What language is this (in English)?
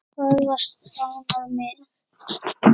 Icelandic